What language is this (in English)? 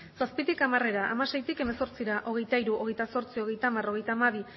Basque